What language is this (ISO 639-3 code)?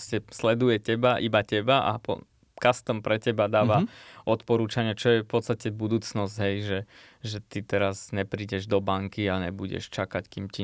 slk